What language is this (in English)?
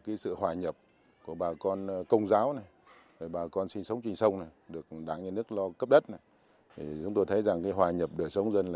Vietnamese